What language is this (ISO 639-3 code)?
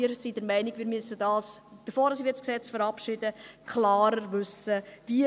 gsw